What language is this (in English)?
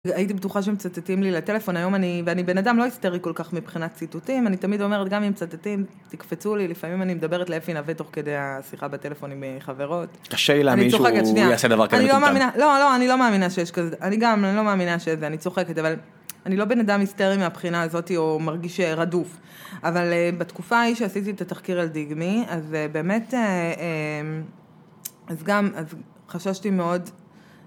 Hebrew